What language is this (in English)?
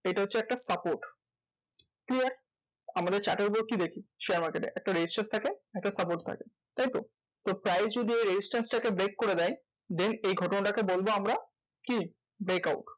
Bangla